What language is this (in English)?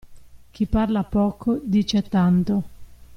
Italian